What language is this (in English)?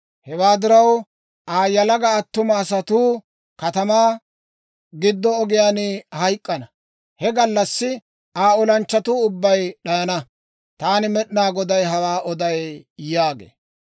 Dawro